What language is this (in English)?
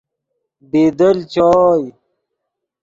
Yidgha